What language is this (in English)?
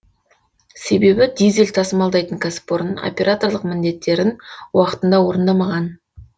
Kazakh